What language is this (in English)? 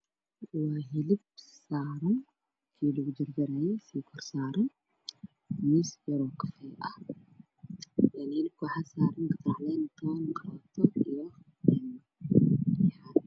Somali